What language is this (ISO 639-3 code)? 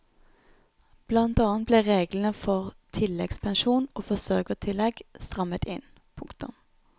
nor